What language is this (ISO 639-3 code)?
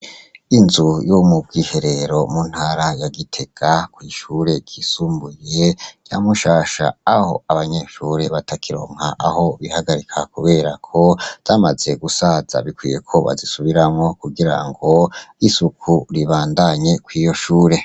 run